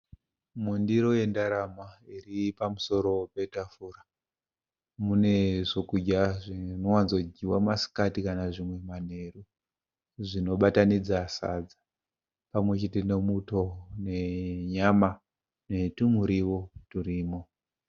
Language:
Shona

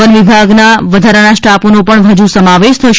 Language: Gujarati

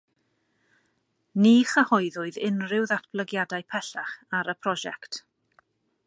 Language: Welsh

